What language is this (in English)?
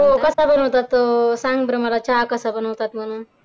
Marathi